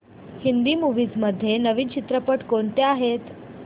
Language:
Marathi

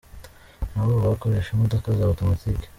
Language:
Kinyarwanda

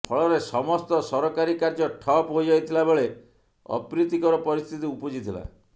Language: Odia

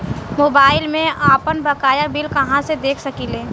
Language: Bhojpuri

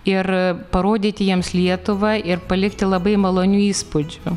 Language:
Lithuanian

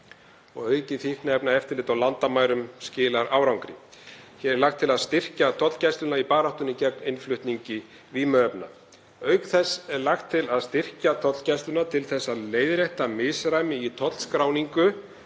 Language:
Icelandic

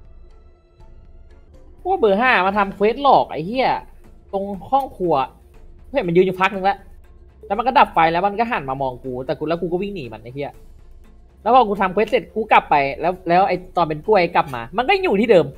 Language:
Thai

